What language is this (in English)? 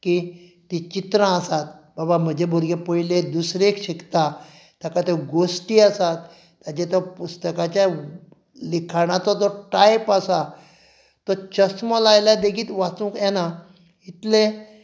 Konkani